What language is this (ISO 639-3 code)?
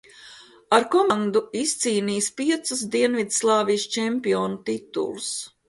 lav